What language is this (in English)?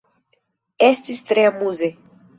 Esperanto